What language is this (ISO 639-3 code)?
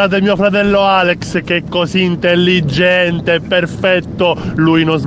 ita